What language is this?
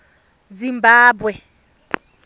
Tswana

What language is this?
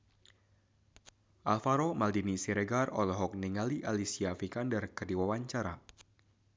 Sundanese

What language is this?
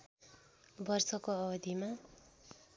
Nepali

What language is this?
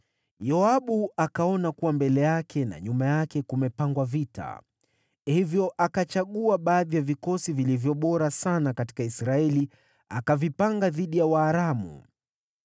Swahili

